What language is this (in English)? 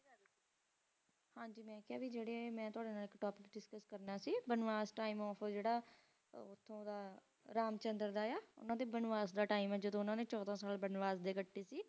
Punjabi